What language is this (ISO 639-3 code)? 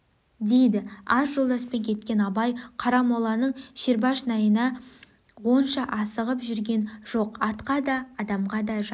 kaz